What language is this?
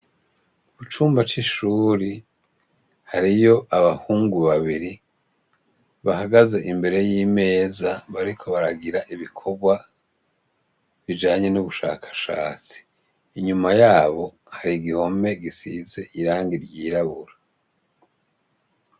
Rundi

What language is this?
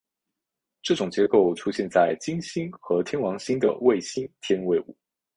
Chinese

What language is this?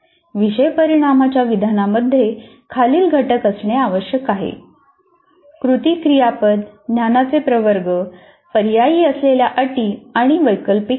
Marathi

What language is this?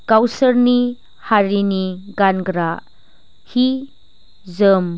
Bodo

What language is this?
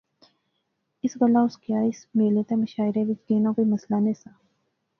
Pahari-Potwari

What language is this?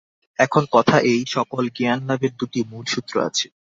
Bangla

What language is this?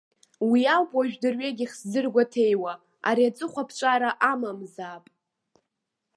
Abkhazian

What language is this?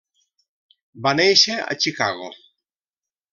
Catalan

